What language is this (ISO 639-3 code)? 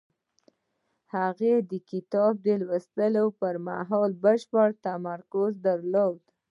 pus